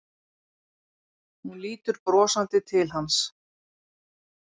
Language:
Icelandic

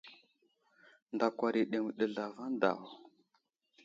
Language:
Wuzlam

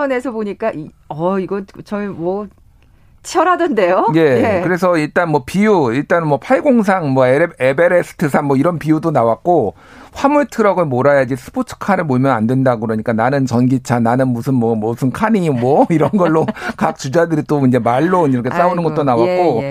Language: Korean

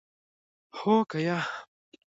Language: Pashto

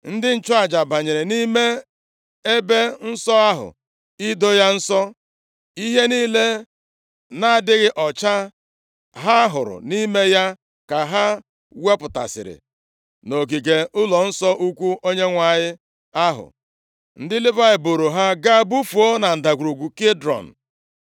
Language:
Igbo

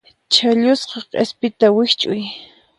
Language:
Puno Quechua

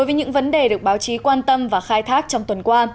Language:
Vietnamese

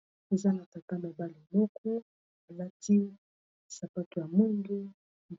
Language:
Lingala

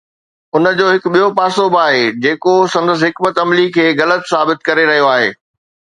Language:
Sindhi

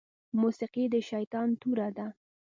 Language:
Pashto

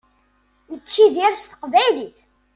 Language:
Kabyle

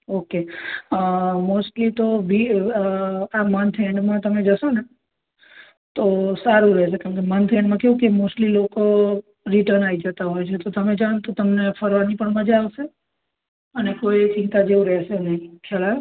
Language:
Gujarati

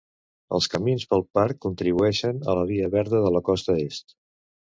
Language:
Catalan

